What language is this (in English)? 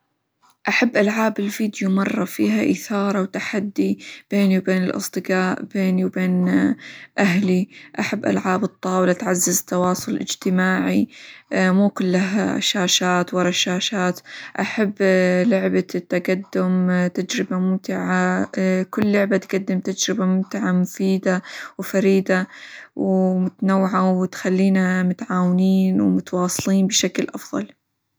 Hijazi Arabic